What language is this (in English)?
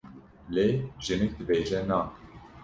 Kurdish